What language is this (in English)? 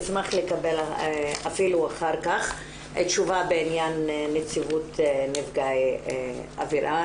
Hebrew